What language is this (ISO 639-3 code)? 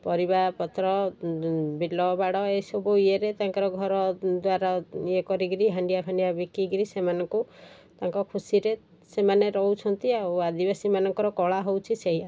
ori